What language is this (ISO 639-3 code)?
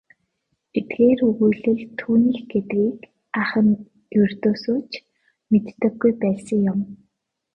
mon